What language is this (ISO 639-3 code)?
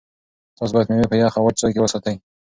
pus